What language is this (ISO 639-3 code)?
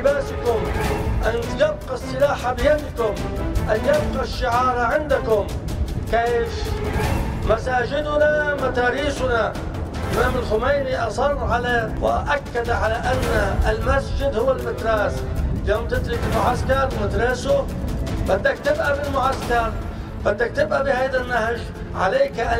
ara